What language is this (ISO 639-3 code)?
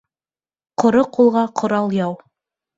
bak